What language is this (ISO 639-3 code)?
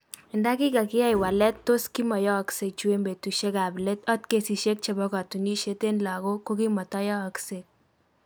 kln